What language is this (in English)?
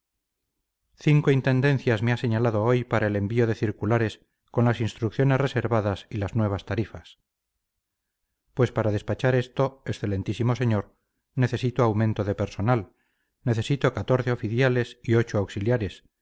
Spanish